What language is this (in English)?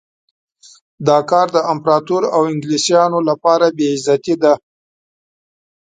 Pashto